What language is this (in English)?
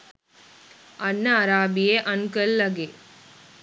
Sinhala